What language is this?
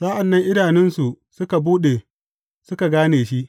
Hausa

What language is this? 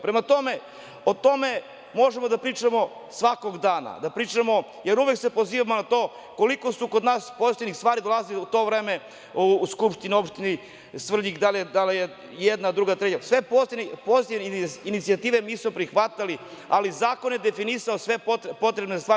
Serbian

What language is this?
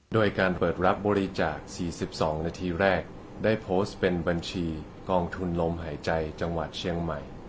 Thai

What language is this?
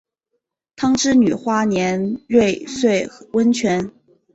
Chinese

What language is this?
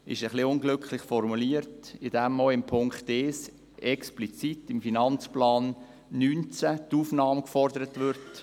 Swiss German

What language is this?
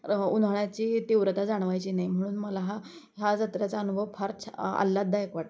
Marathi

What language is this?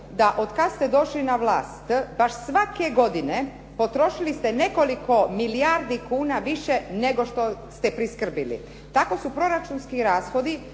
Croatian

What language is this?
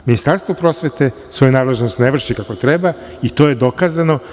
Serbian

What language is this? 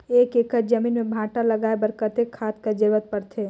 Chhattisgarhi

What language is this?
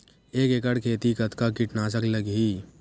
Chhattisgarhi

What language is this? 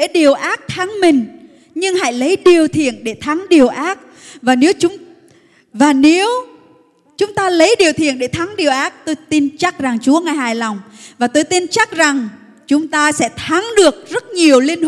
Vietnamese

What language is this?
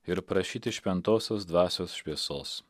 Lithuanian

